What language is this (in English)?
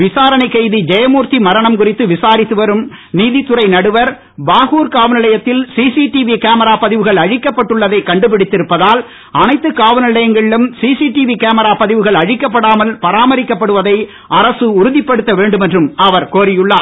Tamil